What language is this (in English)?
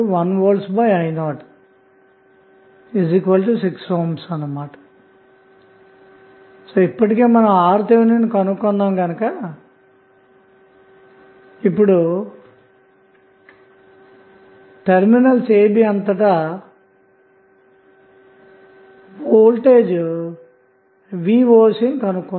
Telugu